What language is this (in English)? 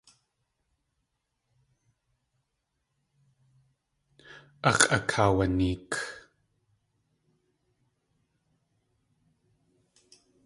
Tlingit